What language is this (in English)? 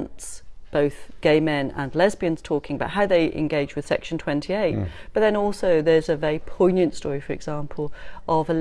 English